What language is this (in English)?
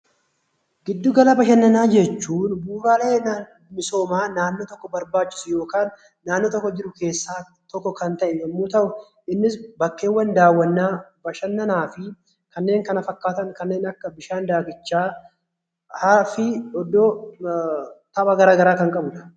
Oromo